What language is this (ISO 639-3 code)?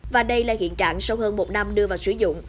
vie